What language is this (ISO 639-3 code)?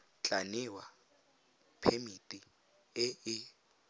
tsn